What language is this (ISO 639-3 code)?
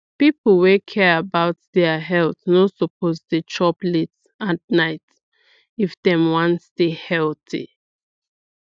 pcm